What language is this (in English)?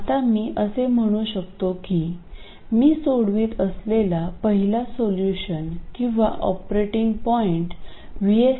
Marathi